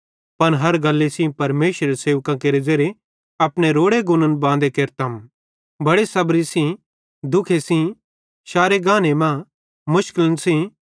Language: Bhadrawahi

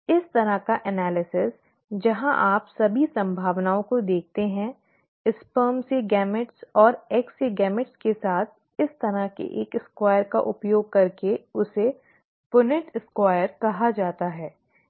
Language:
Hindi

